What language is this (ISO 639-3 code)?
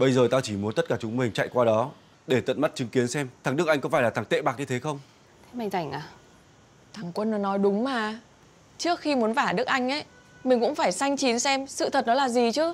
vie